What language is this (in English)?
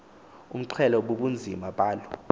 Xhosa